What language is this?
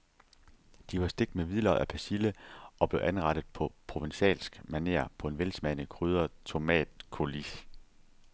Danish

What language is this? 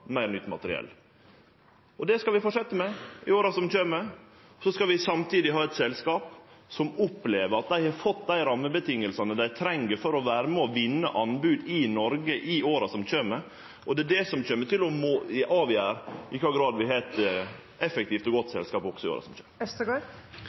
Norwegian Nynorsk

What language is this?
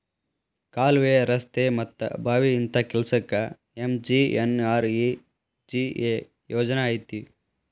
Kannada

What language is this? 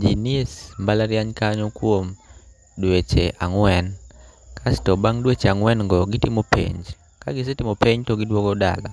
Luo (Kenya and Tanzania)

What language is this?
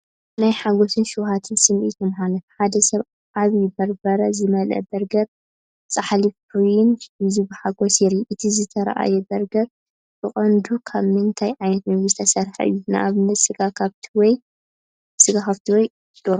Tigrinya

